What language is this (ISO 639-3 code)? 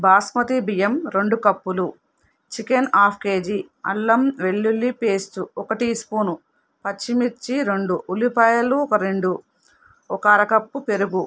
tel